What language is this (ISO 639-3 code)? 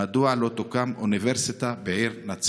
heb